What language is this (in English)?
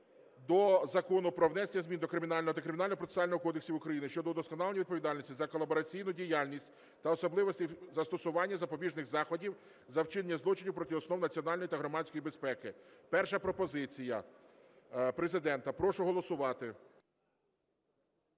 Ukrainian